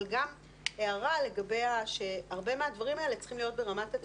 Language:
Hebrew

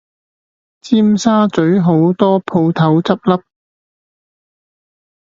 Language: Cantonese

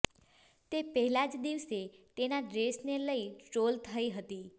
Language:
Gujarati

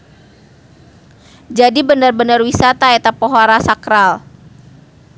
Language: Sundanese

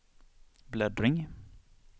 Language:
Swedish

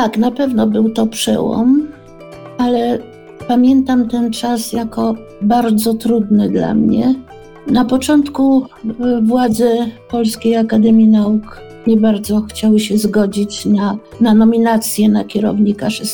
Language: Polish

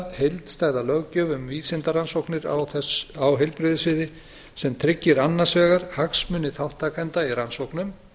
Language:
Icelandic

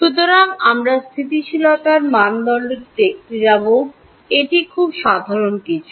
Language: Bangla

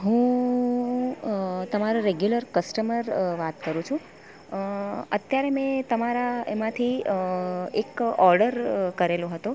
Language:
Gujarati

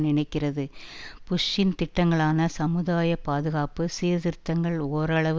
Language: Tamil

